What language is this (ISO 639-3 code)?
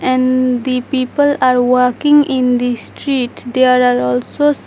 eng